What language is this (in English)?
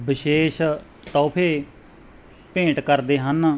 Punjabi